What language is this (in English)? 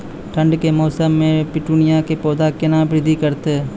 Maithili